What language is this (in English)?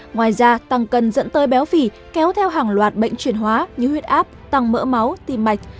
Vietnamese